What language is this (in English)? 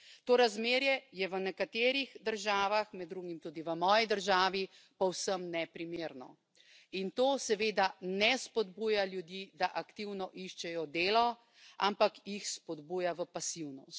Slovenian